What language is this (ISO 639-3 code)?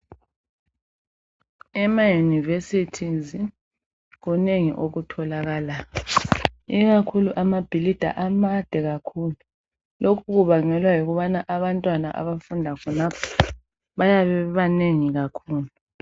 nde